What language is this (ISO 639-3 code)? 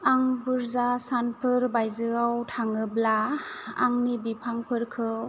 brx